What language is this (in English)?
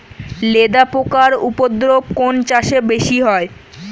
Bangla